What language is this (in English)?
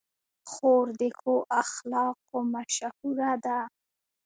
Pashto